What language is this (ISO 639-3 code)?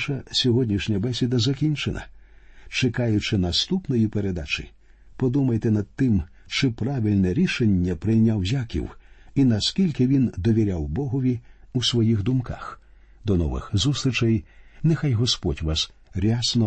ukr